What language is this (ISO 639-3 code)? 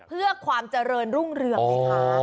tha